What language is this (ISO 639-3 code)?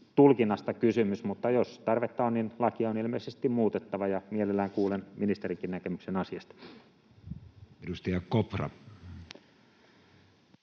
fin